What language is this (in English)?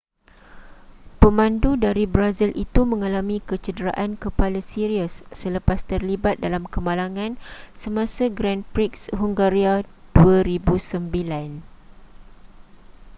Malay